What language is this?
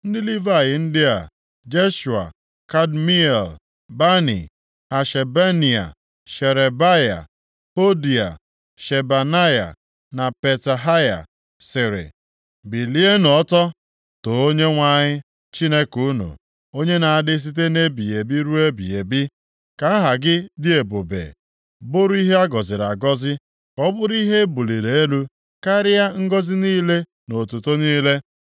Igbo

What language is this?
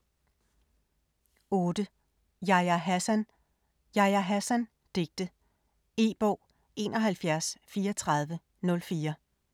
Danish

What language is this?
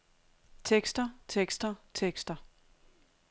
Danish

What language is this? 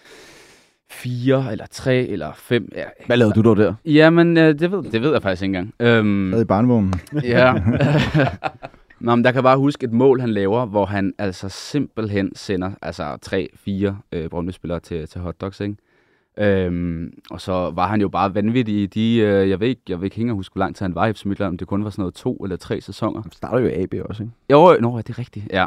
Danish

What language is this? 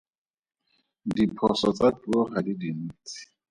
Tswana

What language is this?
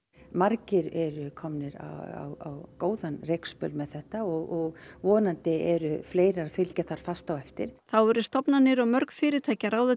Icelandic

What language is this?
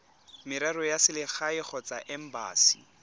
Tswana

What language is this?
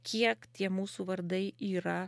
Lithuanian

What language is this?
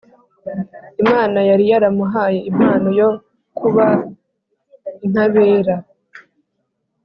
Kinyarwanda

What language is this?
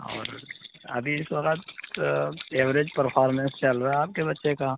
Urdu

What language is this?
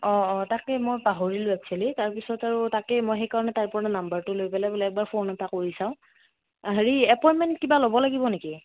Assamese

